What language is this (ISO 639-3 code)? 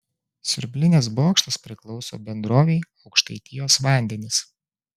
lit